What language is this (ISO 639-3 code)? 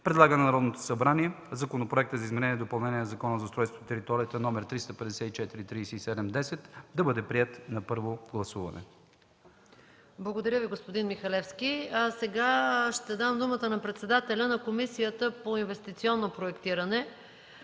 bul